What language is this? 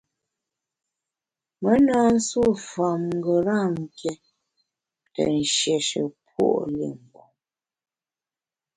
Bamun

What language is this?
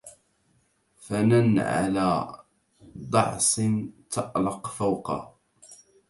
Arabic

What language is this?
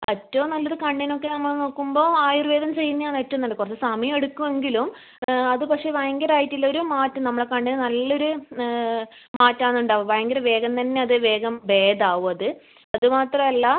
Malayalam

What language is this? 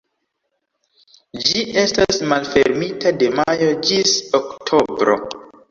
Esperanto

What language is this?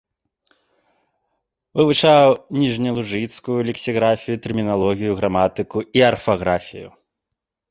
Belarusian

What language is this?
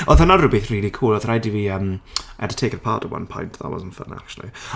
Welsh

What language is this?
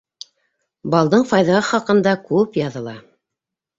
Bashkir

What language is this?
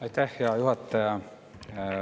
Estonian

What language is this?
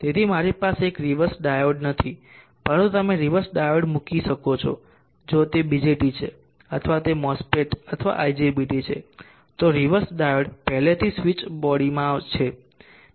Gujarati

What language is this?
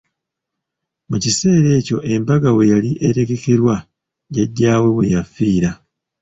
Ganda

